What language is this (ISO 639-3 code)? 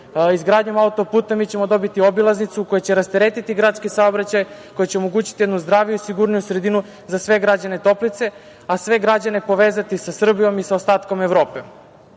srp